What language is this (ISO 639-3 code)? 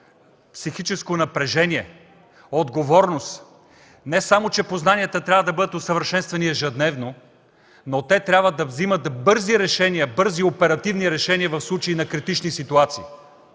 bul